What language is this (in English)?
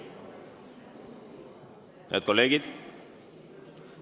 Estonian